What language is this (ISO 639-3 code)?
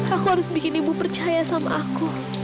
ind